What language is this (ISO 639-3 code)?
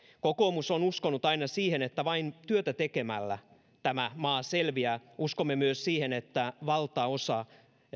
fin